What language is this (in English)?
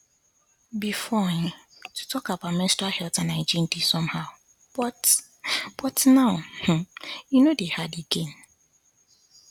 Nigerian Pidgin